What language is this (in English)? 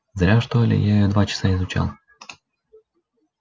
Russian